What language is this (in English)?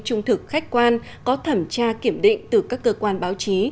Vietnamese